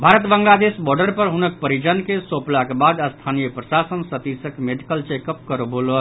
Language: Maithili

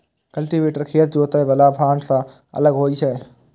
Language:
Maithili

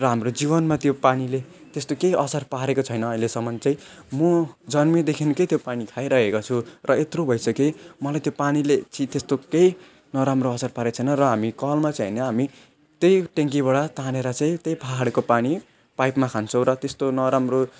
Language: Nepali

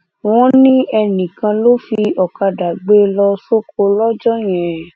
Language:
Yoruba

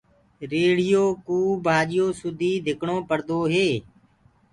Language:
Gurgula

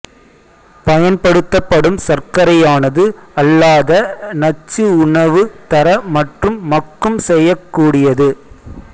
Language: Tamil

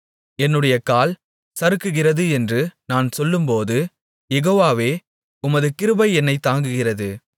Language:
Tamil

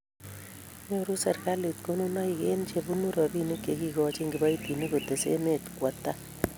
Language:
Kalenjin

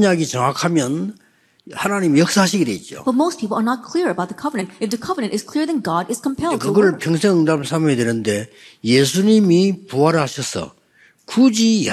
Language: Korean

